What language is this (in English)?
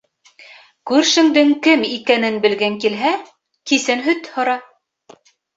Bashkir